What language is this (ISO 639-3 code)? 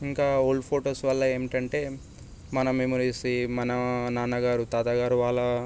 tel